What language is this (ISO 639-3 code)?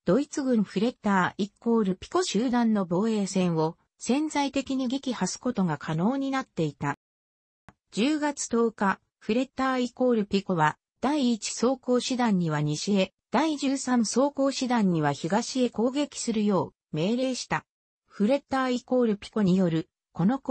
jpn